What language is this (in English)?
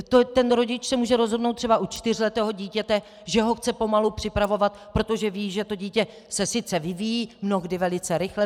Czech